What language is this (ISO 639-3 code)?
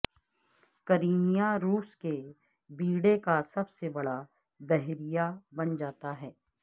urd